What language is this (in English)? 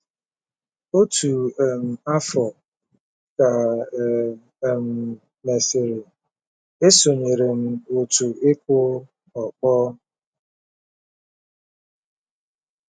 Igbo